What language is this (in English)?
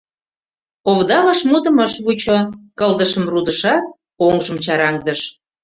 Mari